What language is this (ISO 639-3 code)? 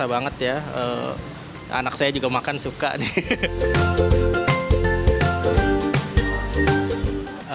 ind